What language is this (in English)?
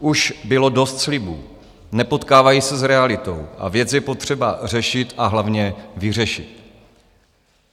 Czech